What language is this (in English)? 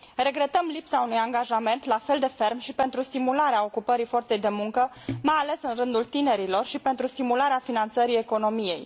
Romanian